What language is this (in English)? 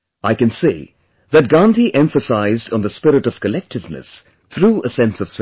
English